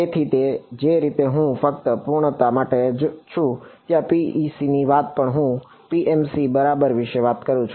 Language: Gujarati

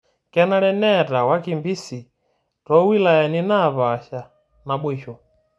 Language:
Masai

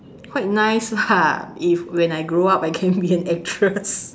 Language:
English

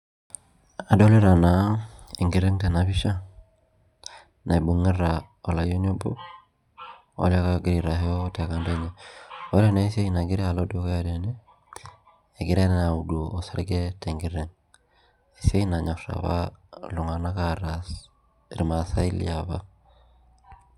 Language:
Masai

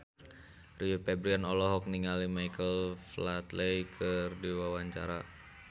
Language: Sundanese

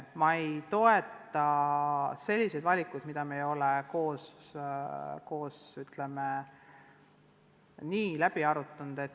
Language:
Estonian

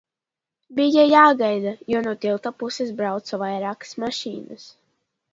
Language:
Latvian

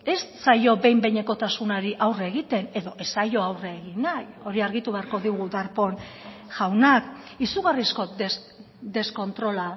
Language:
Basque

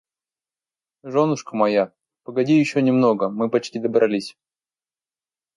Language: Russian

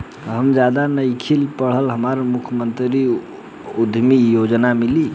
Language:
Bhojpuri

